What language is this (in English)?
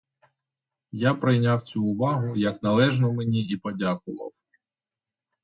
Ukrainian